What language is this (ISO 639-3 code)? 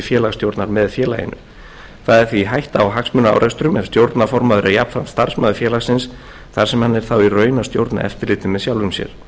isl